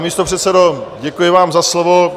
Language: Czech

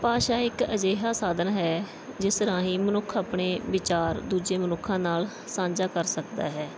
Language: Punjabi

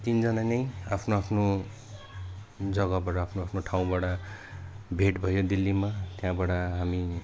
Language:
Nepali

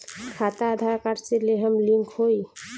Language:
Bhojpuri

